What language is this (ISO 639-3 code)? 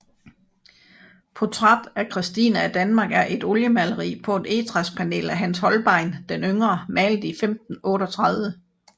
dan